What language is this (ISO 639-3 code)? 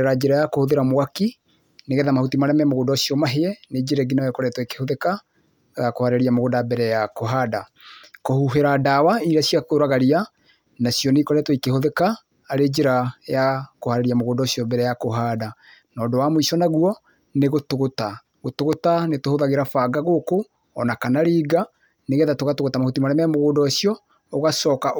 kik